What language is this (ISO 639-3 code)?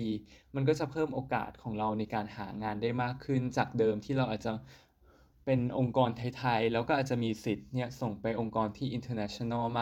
tha